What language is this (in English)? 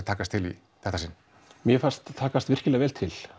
Icelandic